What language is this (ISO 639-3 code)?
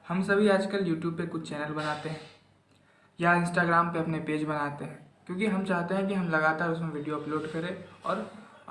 hin